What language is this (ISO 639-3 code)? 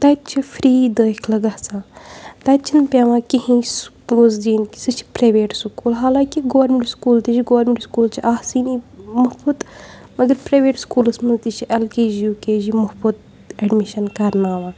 kas